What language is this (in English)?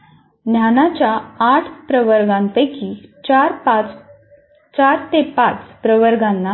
Marathi